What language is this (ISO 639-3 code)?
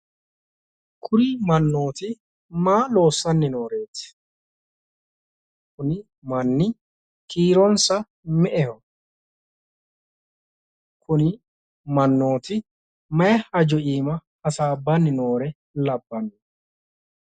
sid